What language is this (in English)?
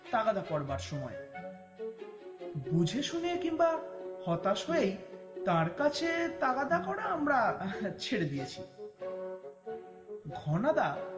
Bangla